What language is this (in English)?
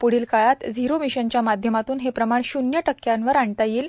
Marathi